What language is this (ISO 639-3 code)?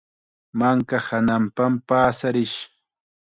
qxa